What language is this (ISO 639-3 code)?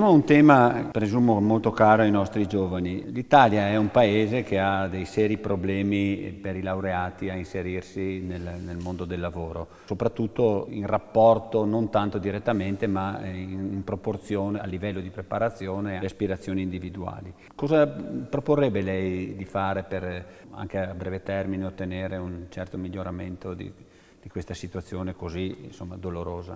ita